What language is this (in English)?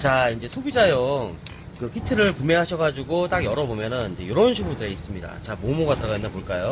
Korean